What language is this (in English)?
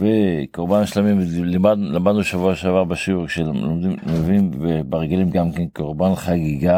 Hebrew